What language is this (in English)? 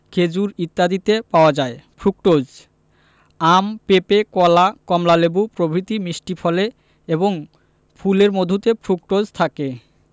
Bangla